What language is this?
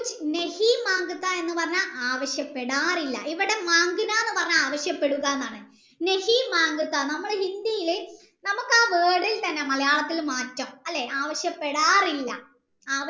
Malayalam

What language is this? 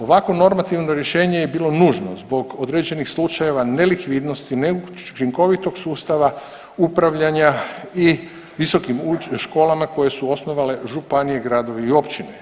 Croatian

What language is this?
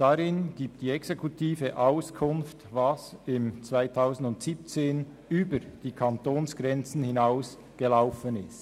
Swiss German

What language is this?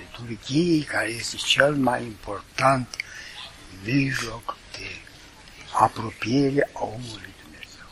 Romanian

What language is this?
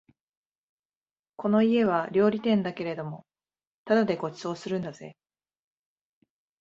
Japanese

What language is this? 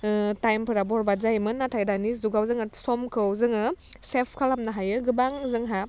Bodo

